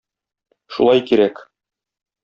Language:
Tatar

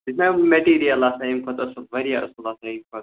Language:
Kashmiri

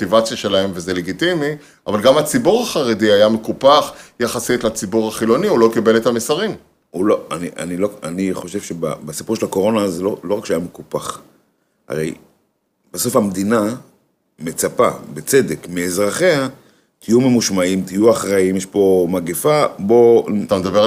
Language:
Hebrew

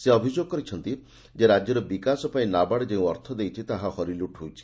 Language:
Odia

